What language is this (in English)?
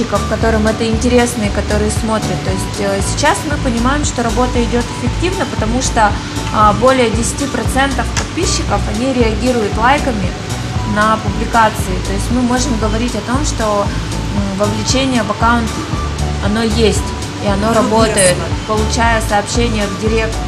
Russian